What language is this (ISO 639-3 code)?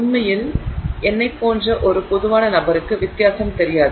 tam